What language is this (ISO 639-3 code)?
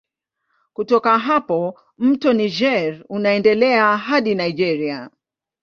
swa